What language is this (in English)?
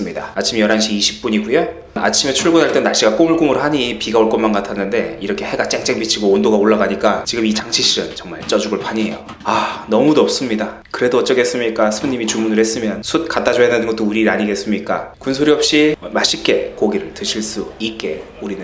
Korean